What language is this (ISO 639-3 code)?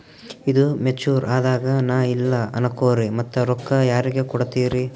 kan